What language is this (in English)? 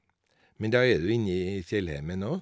Norwegian